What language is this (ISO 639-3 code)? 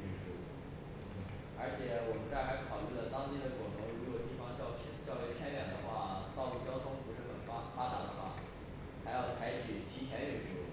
zho